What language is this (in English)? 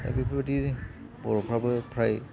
Bodo